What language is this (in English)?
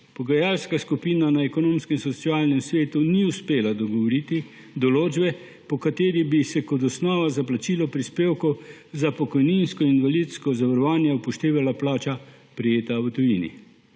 Slovenian